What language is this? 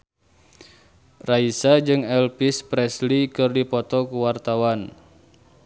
Sundanese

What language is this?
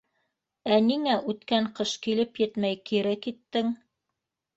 Bashkir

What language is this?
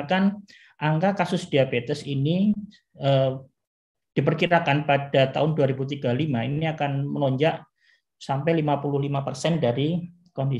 Indonesian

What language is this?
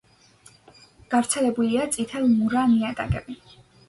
Georgian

